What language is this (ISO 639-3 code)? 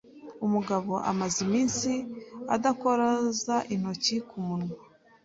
kin